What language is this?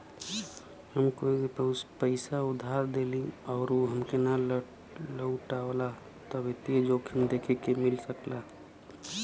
Bhojpuri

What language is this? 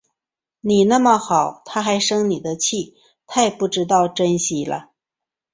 Chinese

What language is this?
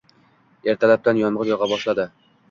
Uzbek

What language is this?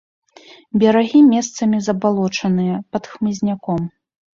Belarusian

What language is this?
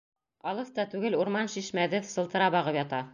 Bashkir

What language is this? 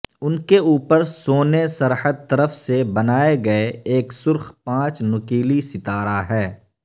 Urdu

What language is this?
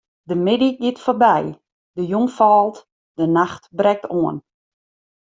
Western Frisian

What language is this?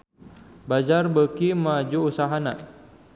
Sundanese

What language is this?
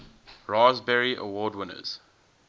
English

